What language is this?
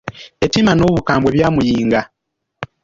Ganda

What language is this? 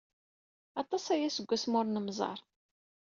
Kabyle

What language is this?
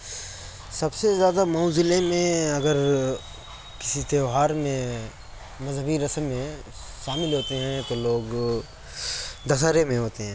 Urdu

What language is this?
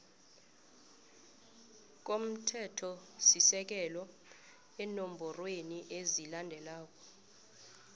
South Ndebele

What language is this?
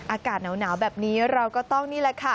Thai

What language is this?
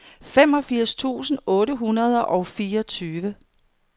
Danish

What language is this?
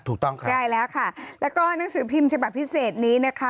Thai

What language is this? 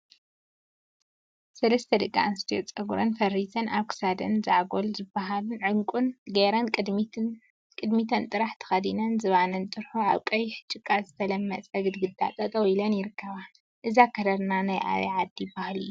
Tigrinya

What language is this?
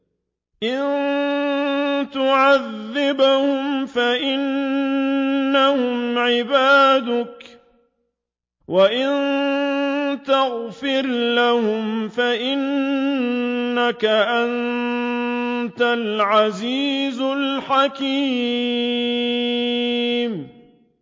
Arabic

